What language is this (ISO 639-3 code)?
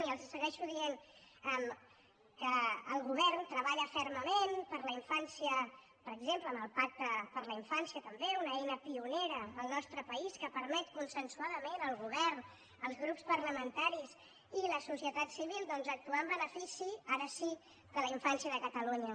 cat